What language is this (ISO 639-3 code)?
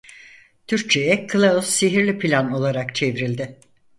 tur